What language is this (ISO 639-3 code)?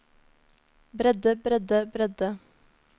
nor